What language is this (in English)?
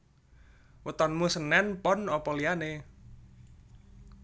Javanese